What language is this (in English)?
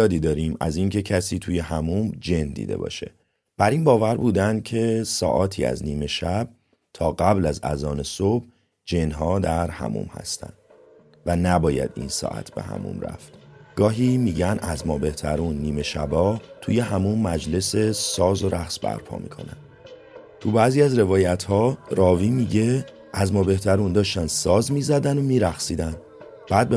Persian